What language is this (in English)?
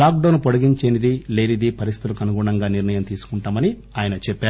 Telugu